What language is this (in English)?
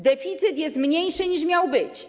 Polish